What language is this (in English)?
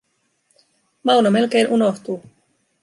Finnish